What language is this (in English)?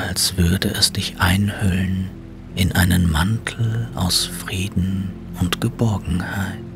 German